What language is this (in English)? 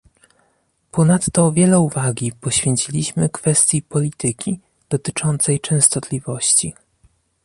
Polish